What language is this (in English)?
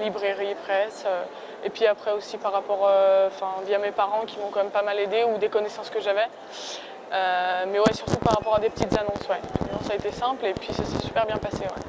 French